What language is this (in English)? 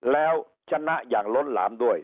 Thai